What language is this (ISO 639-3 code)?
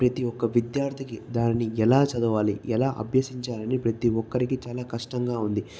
tel